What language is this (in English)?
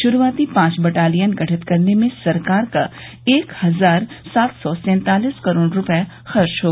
Hindi